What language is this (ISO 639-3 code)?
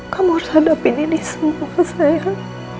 ind